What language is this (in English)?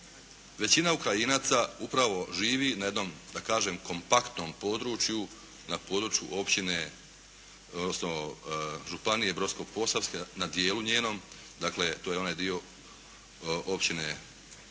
Croatian